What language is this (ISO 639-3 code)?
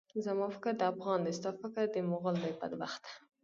pus